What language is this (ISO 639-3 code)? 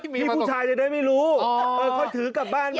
tha